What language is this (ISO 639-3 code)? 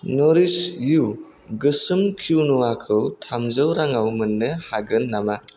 brx